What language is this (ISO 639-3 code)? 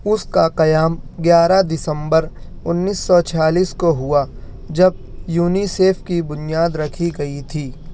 urd